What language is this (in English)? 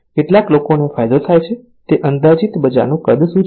Gujarati